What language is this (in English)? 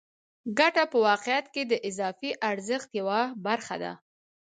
Pashto